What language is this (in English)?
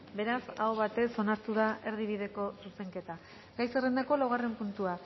Basque